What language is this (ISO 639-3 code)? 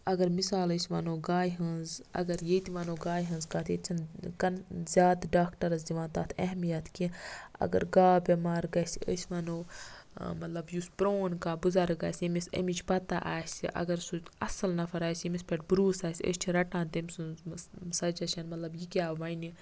kas